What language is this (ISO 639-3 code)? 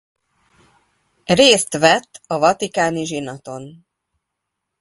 hun